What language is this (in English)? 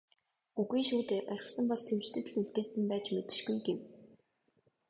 Mongolian